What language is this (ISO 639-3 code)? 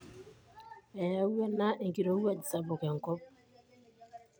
mas